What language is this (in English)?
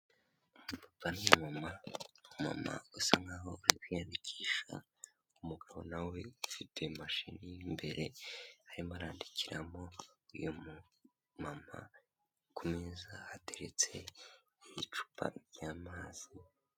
Kinyarwanda